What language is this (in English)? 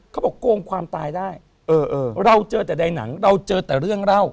Thai